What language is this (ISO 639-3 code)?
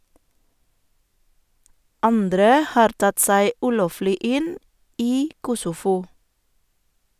nor